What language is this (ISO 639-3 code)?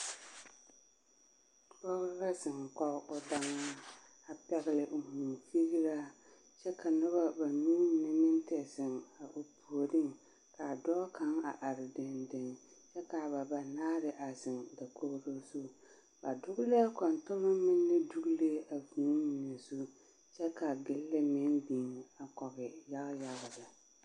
dga